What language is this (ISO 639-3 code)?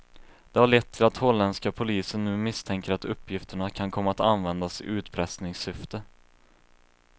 swe